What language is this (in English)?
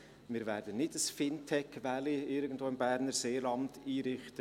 Swiss German